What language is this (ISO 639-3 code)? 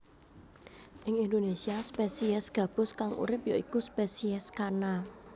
jav